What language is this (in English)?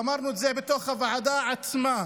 Hebrew